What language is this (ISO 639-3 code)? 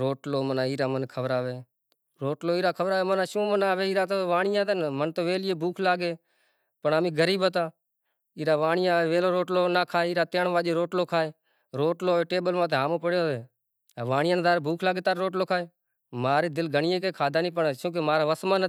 gjk